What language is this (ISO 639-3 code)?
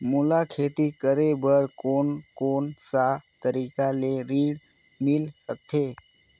hne